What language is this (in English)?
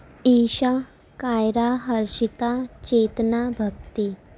Urdu